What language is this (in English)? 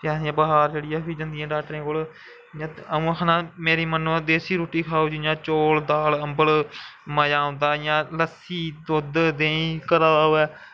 Dogri